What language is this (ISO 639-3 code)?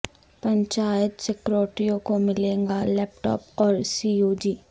urd